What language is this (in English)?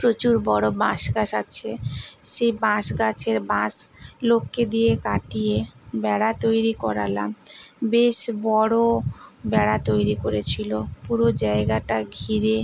Bangla